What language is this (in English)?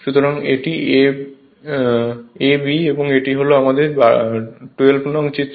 Bangla